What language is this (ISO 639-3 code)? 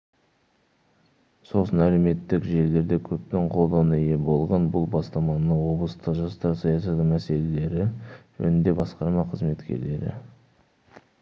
kaz